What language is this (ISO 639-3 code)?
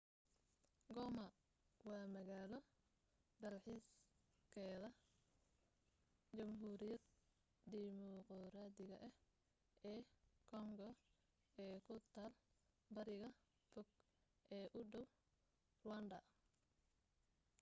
som